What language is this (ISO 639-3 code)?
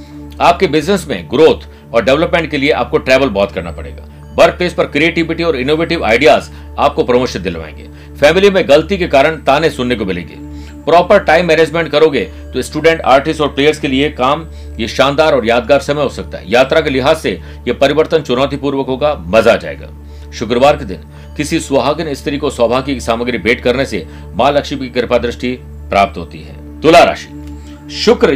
hin